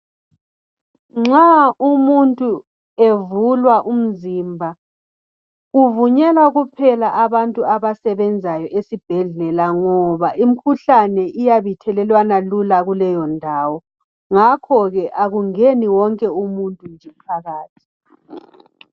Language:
North Ndebele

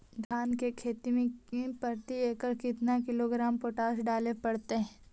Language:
Magahi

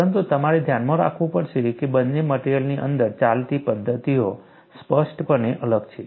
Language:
Gujarati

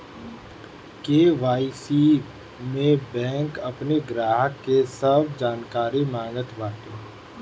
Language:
Bhojpuri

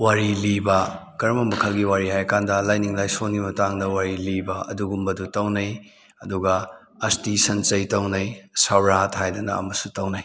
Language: Manipuri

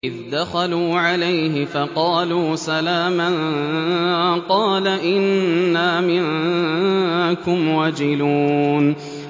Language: Arabic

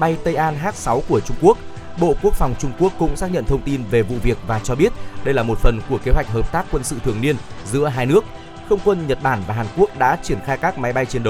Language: Vietnamese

